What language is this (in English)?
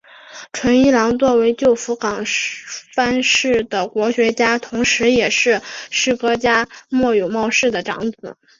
Chinese